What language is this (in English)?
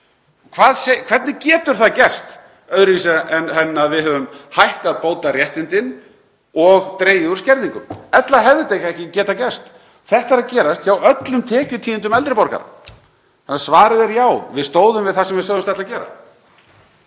Icelandic